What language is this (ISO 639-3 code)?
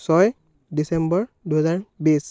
asm